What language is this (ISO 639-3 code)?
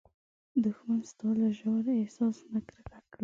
pus